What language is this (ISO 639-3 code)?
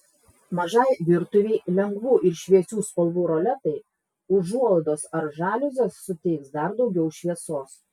lit